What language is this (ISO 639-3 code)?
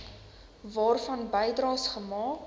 afr